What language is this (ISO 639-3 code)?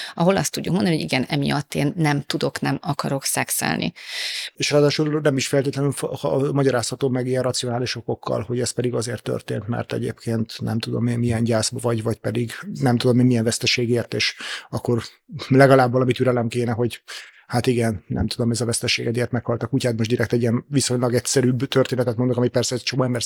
hun